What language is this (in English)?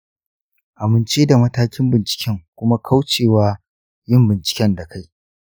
Hausa